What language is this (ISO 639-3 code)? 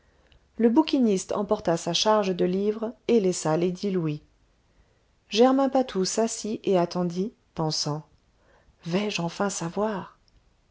fra